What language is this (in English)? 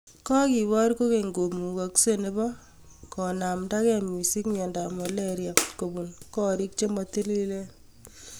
Kalenjin